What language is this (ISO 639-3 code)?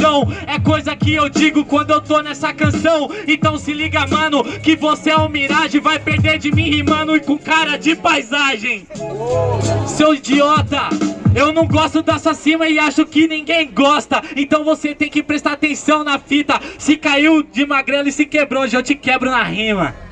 por